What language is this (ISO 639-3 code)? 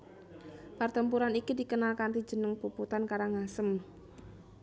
jav